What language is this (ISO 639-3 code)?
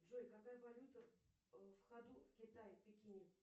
rus